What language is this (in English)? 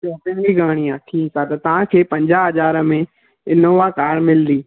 Sindhi